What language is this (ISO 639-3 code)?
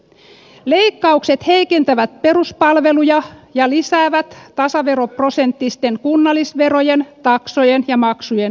fin